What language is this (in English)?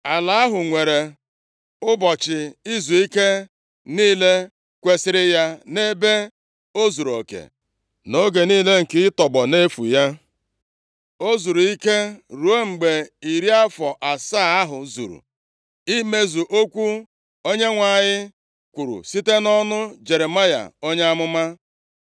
Igbo